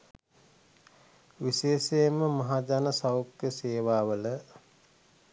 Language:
Sinhala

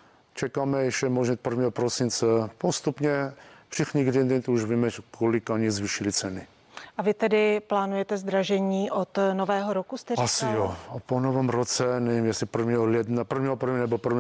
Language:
Czech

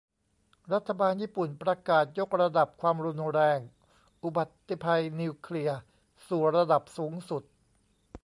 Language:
Thai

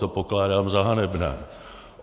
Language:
Czech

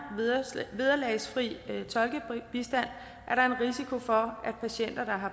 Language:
Danish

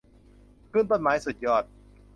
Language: Thai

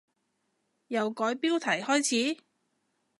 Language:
Cantonese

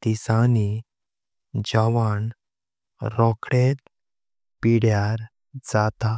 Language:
Konkani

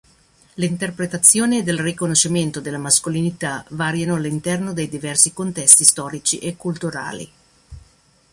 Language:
Italian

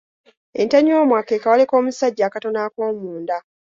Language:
Ganda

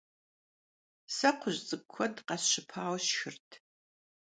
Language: Kabardian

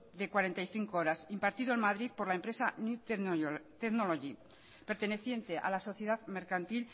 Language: Spanish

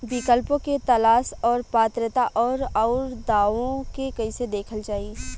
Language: Bhojpuri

